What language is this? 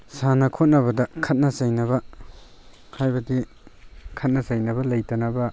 Manipuri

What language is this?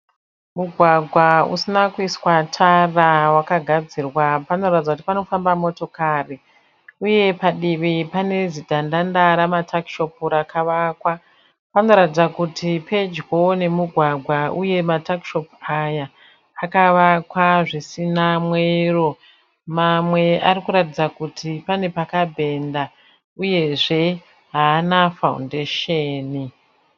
Shona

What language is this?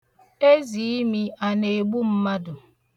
Igbo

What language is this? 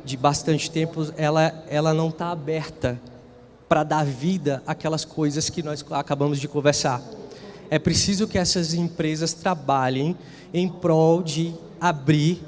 Portuguese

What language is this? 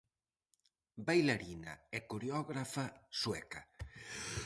Galician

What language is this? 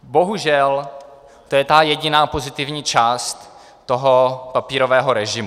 Czech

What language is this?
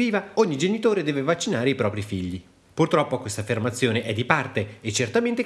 Italian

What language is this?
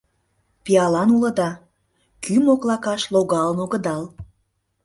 Mari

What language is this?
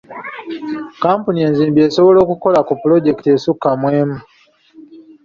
Ganda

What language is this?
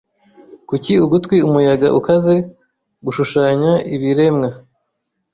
Kinyarwanda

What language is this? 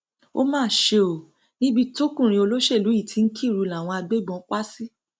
Yoruba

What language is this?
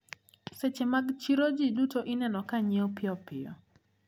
Luo (Kenya and Tanzania)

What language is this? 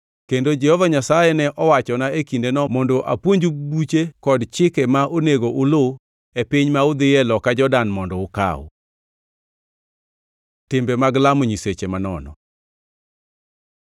Luo (Kenya and Tanzania)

